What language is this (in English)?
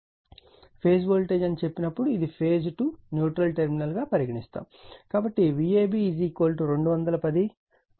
Telugu